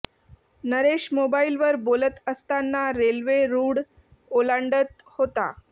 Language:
Marathi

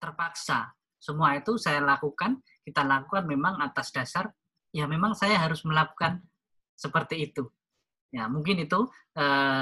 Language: Indonesian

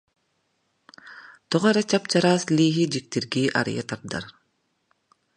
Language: Yakut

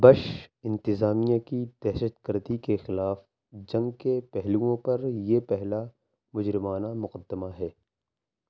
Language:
Urdu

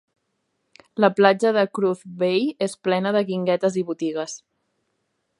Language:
Catalan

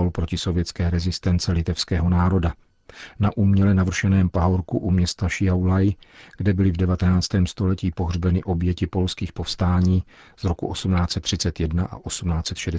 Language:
Czech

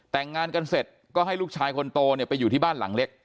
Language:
Thai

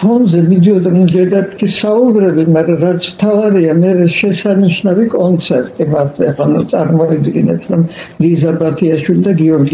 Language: Polish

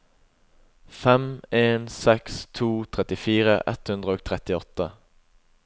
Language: Norwegian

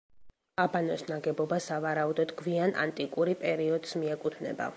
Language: Georgian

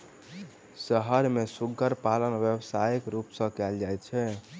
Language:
Maithili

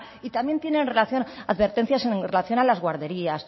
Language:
Spanish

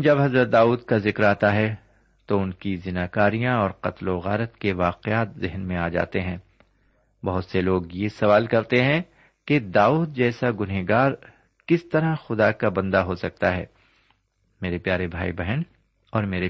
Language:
Urdu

